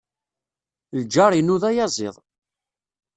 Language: Kabyle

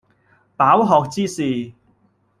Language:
Cantonese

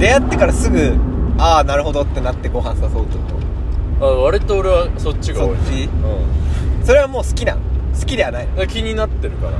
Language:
Japanese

